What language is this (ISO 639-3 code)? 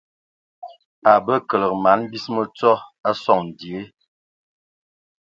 ewo